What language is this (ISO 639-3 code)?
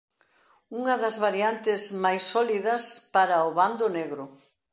glg